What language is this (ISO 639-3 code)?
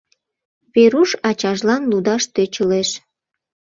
chm